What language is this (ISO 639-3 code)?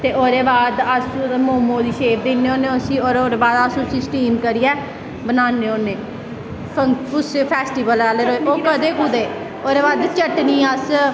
doi